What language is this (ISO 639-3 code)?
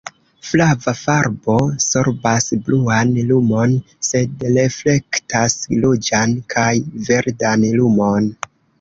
epo